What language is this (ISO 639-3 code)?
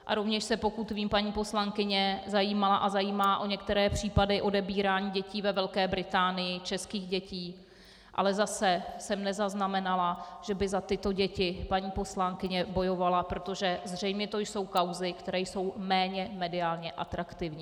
ces